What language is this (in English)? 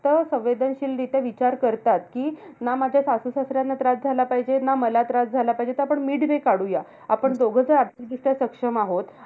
Marathi